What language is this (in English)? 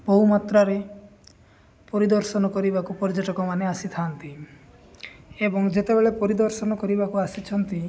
Odia